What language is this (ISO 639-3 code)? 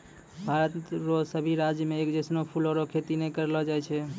mai